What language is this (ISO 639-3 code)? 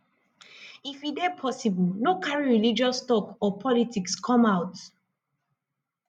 pcm